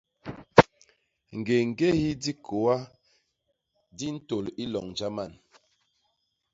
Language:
Basaa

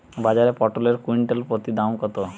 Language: Bangla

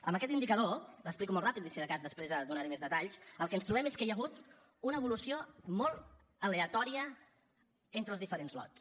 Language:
Catalan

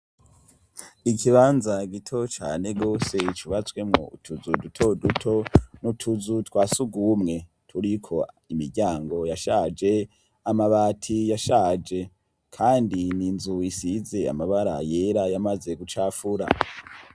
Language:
Rundi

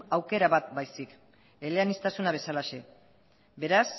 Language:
Basque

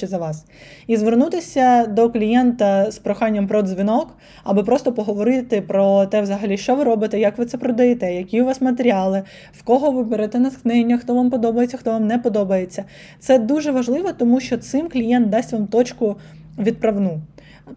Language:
Ukrainian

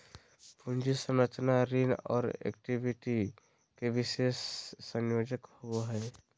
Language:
Magahi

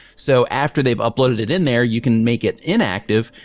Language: English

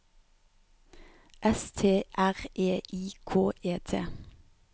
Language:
Norwegian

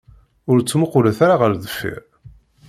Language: Kabyle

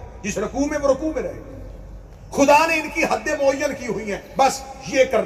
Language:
Urdu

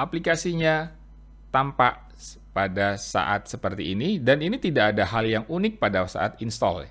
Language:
Indonesian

